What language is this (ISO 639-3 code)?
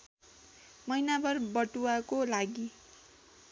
nep